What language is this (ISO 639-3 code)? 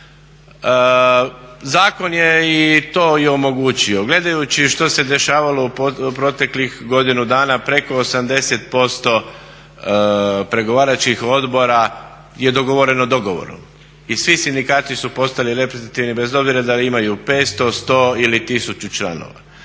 hrv